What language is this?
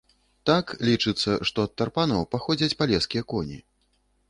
Belarusian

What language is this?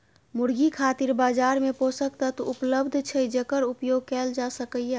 Maithili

